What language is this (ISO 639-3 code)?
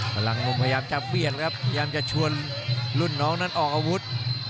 tha